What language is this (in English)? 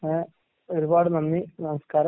Malayalam